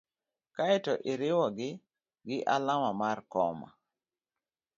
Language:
Luo (Kenya and Tanzania)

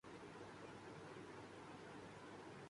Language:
Urdu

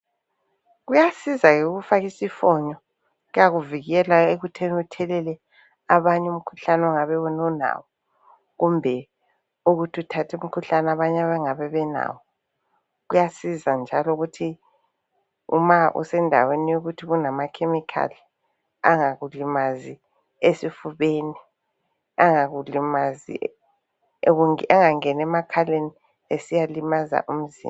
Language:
North Ndebele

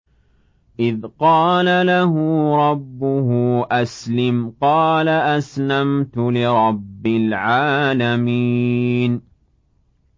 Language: Arabic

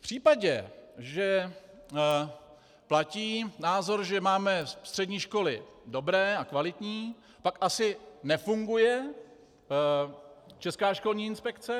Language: Czech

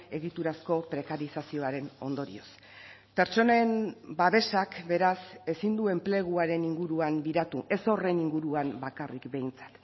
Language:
Basque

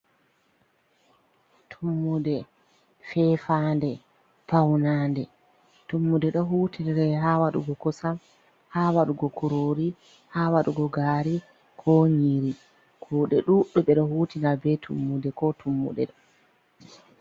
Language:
Fula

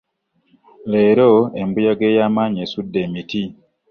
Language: Ganda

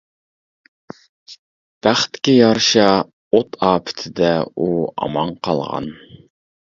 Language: Uyghur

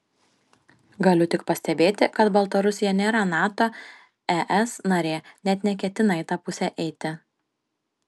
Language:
Lithuanian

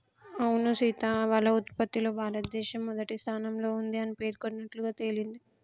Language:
Telugu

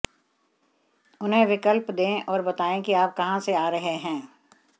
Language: Hindi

